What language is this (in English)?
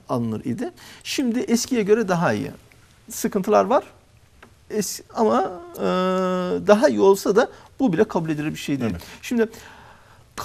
Turkish